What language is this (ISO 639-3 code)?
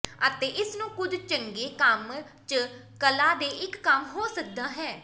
pan